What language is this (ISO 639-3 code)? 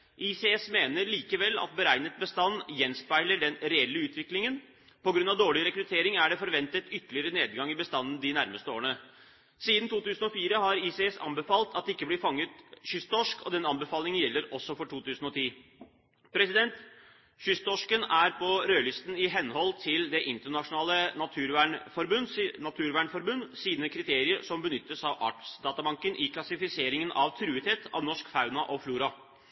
nob